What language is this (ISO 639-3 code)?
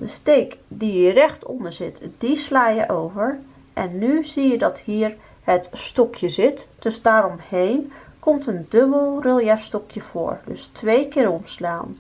nld